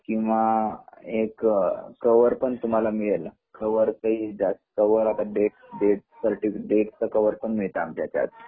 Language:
Marathi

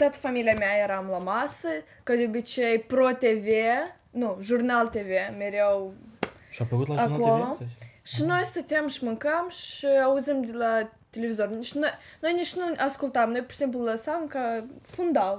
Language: Romanian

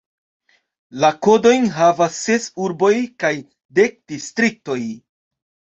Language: Esperanto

